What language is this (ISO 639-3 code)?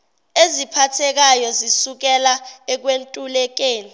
zul